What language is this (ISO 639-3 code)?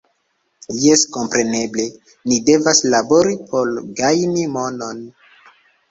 epo